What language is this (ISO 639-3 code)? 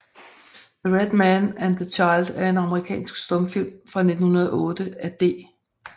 dan